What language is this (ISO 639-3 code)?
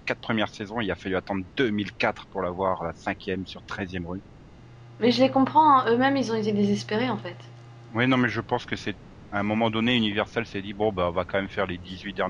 fra